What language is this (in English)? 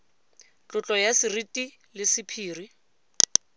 Tswana